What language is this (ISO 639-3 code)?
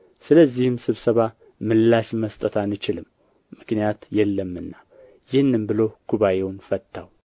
amh